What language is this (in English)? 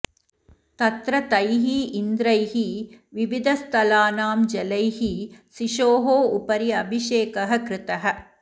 Sanskrit